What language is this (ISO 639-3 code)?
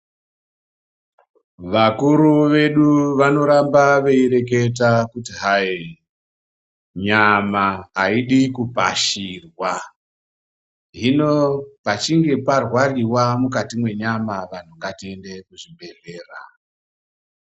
ndc